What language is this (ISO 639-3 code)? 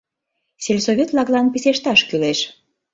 chm